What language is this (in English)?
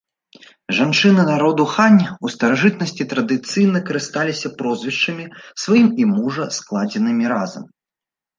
Belarusian